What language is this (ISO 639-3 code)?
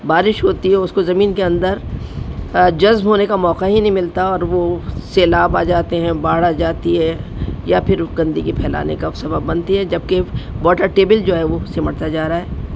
urd